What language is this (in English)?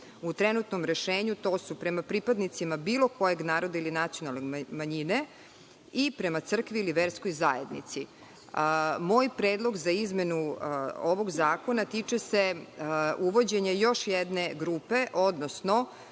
Serbian